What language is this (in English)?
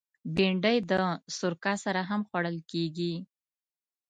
Pashto